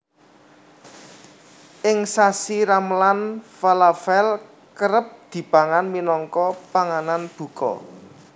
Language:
Javanese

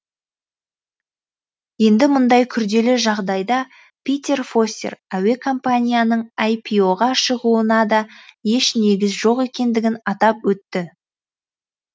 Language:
Kazakh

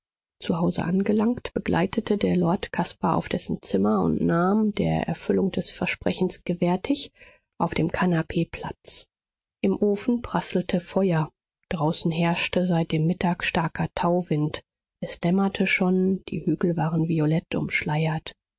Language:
German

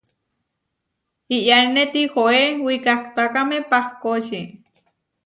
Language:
Huarijio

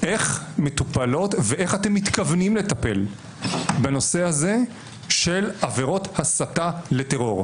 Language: Hebrew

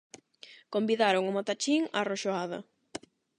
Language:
Galician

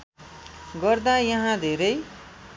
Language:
Nepali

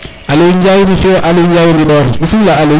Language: Serer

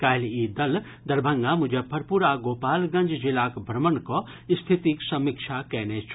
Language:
Maithili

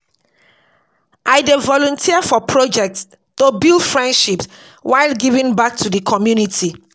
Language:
Nigerian Pidgin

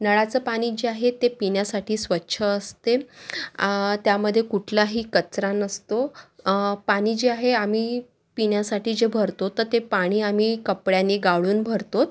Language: Marathi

